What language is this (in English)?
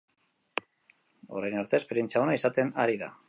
Basque